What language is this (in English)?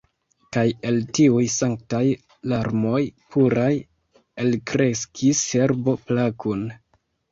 Esperanto